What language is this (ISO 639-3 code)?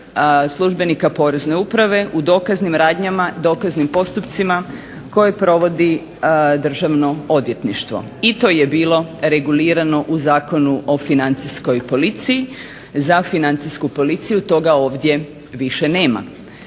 hrv